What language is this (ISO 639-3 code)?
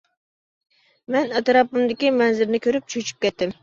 uig